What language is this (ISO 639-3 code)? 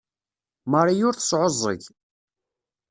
kab